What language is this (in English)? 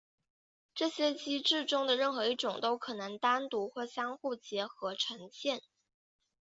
Chinese